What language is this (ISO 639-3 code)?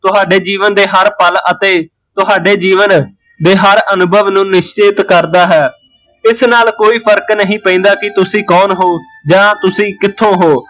pan